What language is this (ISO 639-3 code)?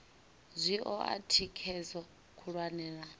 ven